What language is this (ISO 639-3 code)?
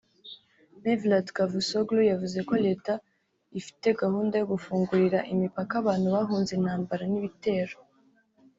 kin